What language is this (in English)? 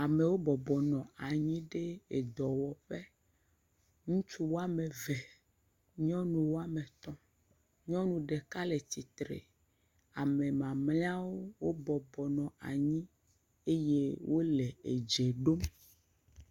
Ewe